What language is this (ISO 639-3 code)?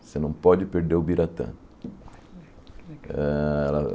por